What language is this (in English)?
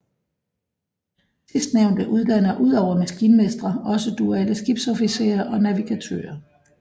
Danish